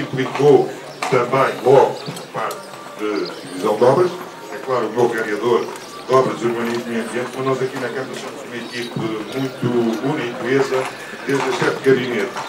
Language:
Portuguese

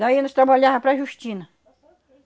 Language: Portuguese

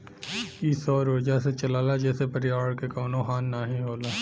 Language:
Bhojpuri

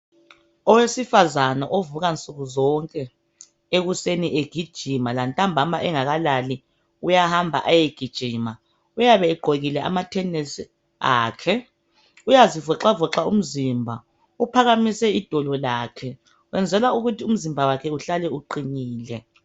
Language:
North Ndebele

